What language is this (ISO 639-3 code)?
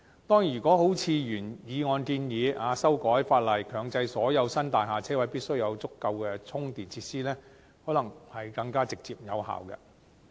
yue